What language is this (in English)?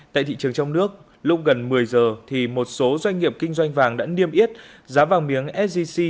Vietnamese